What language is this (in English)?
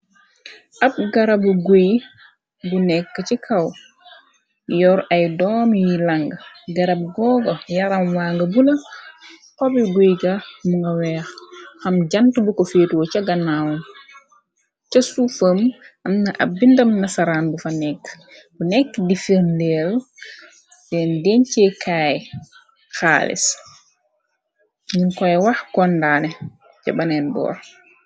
Wolof